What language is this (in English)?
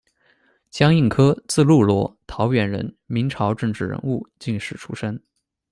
Chinese